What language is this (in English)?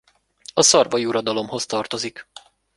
Hungarian